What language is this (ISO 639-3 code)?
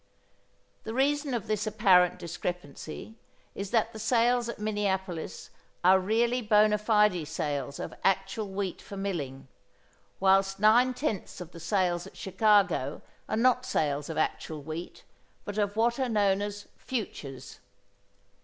eng